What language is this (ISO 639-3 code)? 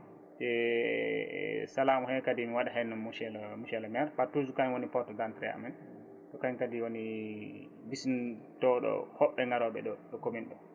ful